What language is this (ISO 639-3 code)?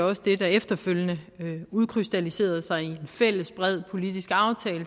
dan